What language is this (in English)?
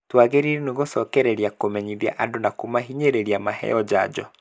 Kikuyu